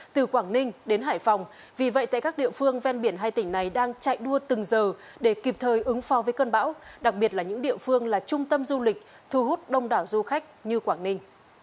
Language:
Vietnamese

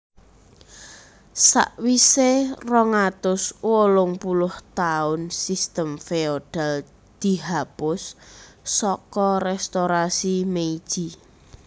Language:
Javanese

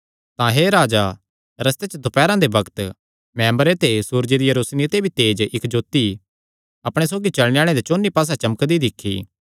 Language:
Kangri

